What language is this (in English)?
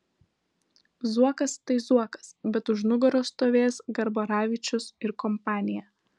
Lithuanian